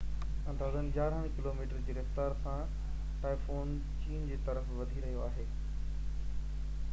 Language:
Sindhi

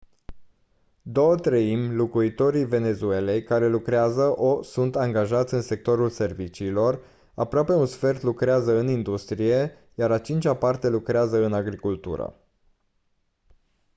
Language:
Romanian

